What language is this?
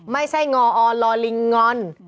Thai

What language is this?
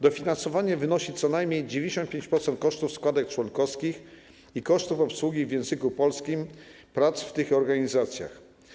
Polish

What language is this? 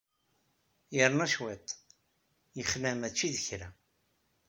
Kabyle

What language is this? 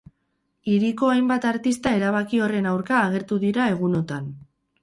Basque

